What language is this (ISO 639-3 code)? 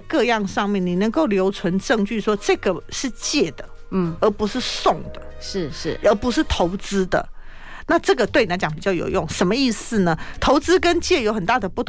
zho